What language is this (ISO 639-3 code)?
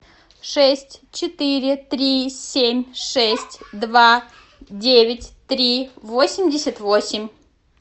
rus